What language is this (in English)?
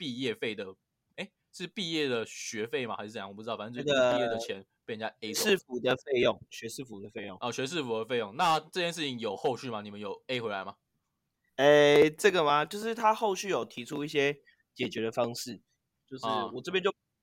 Chinese